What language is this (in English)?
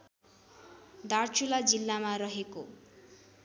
Nepali